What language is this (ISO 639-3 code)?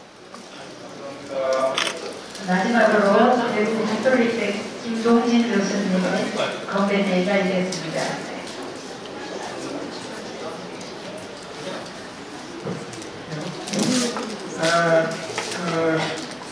kor